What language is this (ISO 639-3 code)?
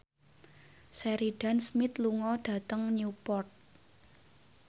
jav